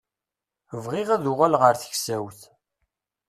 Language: Kabyle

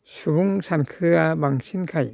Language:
Bodo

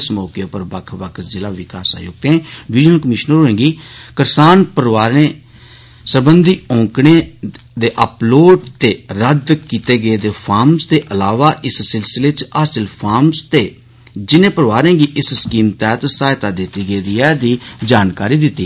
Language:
Dogri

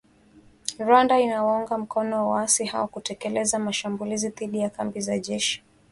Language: Swahili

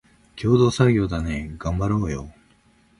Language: Japanese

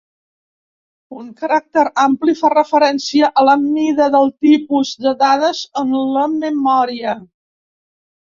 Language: Catalan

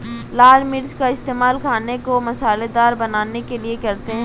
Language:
Hindi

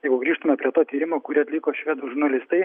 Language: Lithuanian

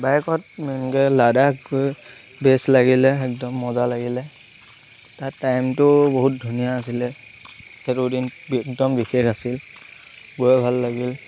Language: Assamese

